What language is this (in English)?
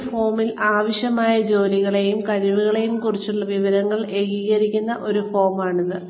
Malayalam